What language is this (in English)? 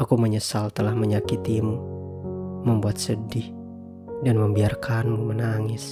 Indonesian